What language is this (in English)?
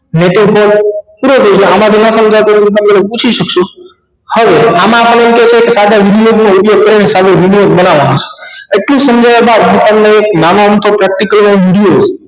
Gujarati